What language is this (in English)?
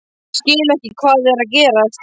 Icelandic